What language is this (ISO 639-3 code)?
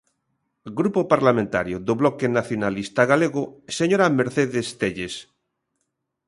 glg